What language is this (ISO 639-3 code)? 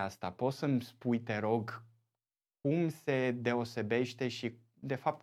ron